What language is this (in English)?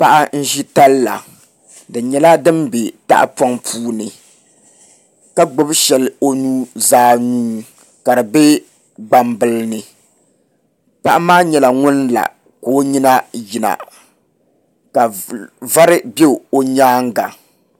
Dagbani